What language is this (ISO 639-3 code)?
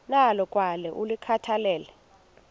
xho